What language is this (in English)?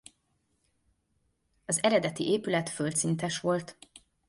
Hungarian